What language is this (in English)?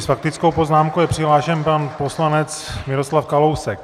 Czech